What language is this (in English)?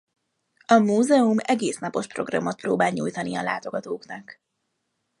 Hungarian